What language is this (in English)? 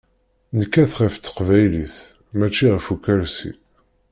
Kabyle